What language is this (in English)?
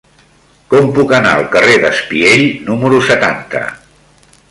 Catalan